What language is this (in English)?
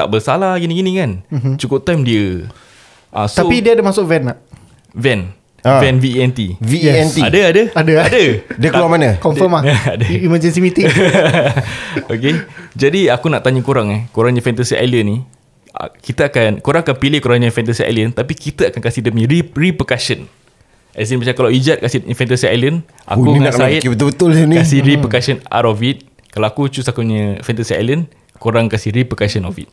Malay